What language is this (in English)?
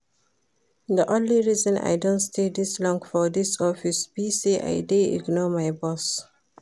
Nigerian Pidgin